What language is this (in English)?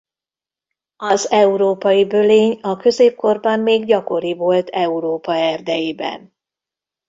Hungarian